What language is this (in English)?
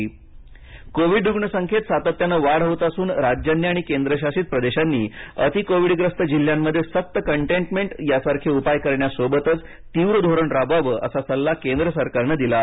Marathi